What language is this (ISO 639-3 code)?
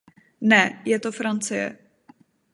ces